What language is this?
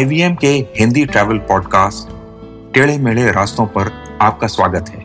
Hindi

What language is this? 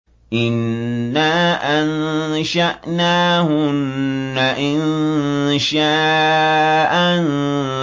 Arabic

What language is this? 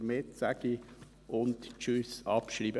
Swiss German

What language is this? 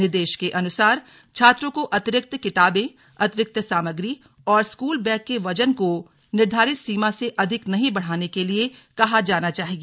Hindi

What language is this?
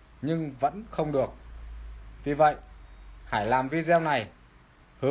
Vietnamese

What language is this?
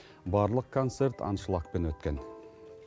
Kazakh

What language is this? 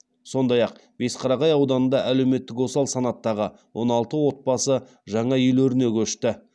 Kazakh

